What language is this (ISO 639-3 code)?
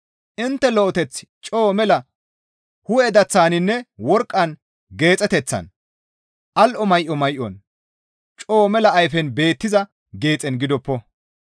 gmv